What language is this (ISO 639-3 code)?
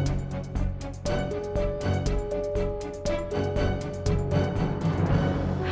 ind